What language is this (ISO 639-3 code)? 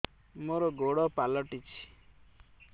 ori